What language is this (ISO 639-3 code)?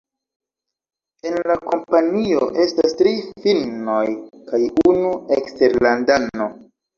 epo